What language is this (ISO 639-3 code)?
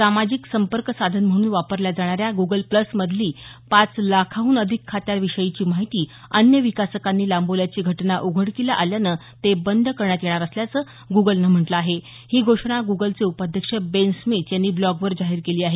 mar